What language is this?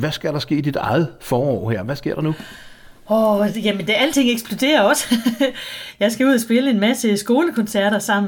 Danish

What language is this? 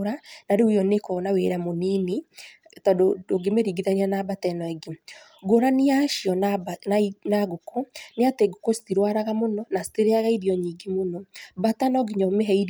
Kikuyu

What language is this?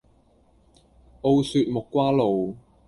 Cantonese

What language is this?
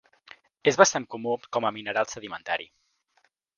Catalan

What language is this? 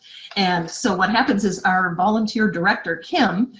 English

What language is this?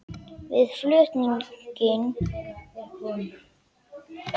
Icelandic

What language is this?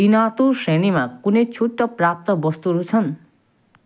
Nepali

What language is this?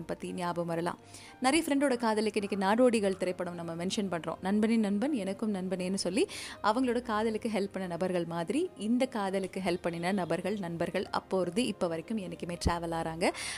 Tamil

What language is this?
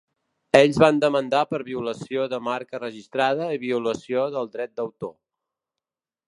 Catalan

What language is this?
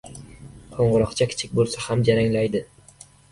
Uzbek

